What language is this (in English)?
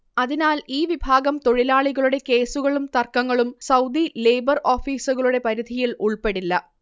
Malayalam